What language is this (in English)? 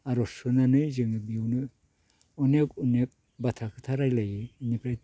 Bodo